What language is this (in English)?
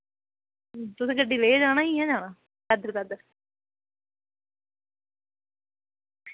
Dogri